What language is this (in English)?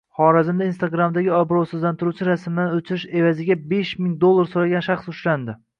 Uzbek